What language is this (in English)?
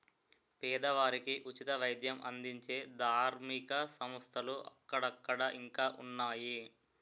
Telugu